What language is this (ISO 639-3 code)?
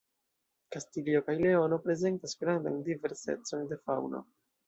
epo